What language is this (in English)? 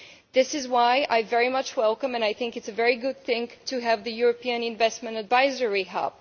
English